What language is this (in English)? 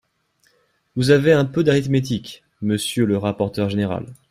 French